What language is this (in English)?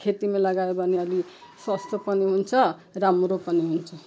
Nepali